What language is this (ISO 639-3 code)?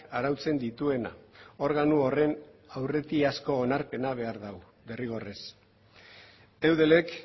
eus